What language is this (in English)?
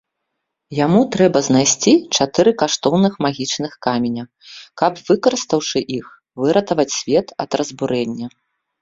Belarusian